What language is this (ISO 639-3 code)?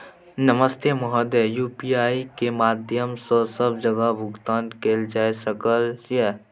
mai